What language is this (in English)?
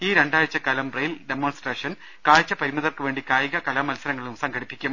Malayalam